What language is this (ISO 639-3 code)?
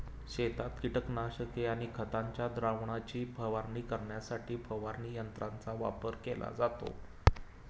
mar